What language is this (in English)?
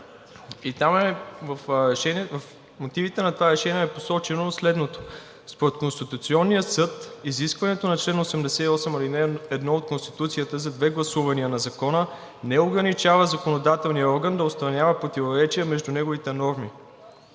Bulgarian